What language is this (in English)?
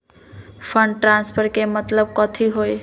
Magahi